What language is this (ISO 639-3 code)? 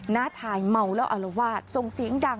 tha